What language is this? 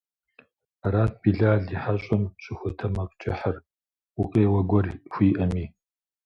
Kabardian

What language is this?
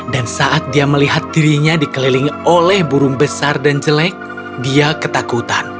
Indonesian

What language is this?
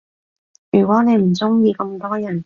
Cantonese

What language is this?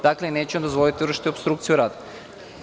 Serbian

